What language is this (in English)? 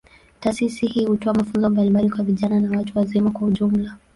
Swahili